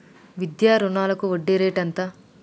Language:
Telugu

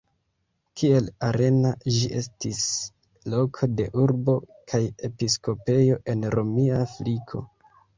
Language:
Esperanto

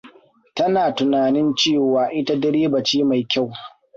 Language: Hausa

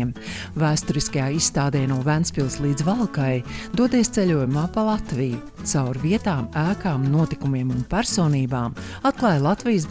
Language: Latvian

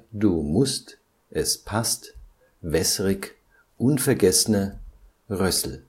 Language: German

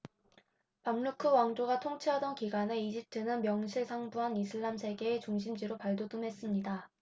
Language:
Korean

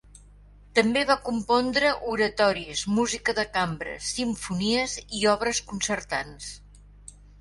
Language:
Catalan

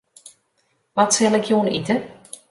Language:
Western Frisian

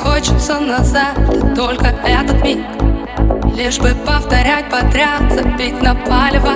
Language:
Russian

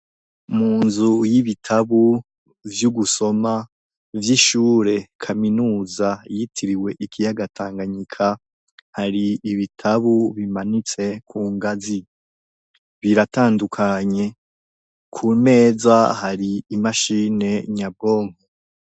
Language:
Rundi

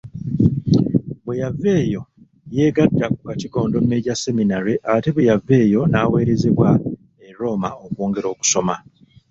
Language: Ganda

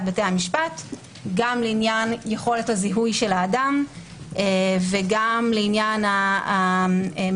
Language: Hebrew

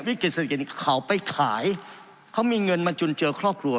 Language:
Thai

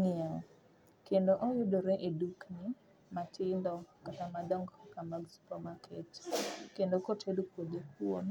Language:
Luo (Kenya and Tanzania)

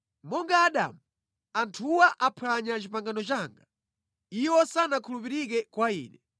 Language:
Nyanja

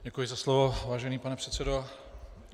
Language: Czech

